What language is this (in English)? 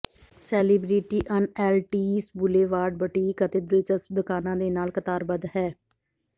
Punjabi